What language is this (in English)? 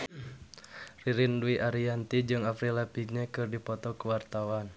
Sundanese